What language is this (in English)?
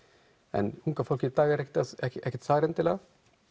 Icelandic